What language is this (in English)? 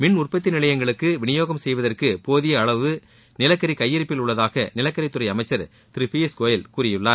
Tamil